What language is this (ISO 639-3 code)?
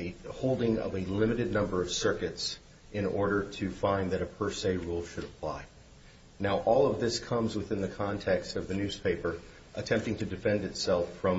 eng